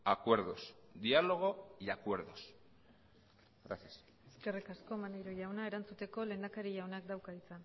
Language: Basque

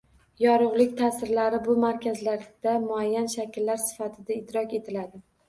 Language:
Uzbek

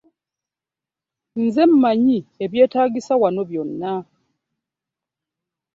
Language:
Ganda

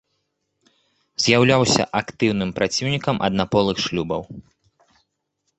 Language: Belarusian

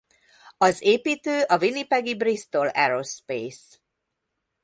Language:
Hungarian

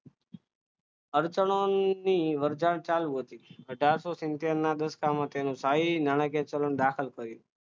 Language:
Gujarati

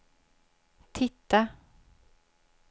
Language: Swedish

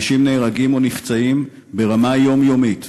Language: Hebrew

